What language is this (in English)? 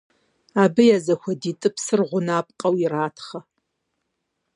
Kabardian